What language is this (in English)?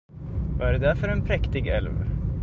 Swedish